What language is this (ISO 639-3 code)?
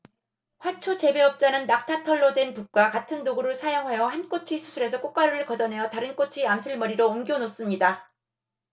kor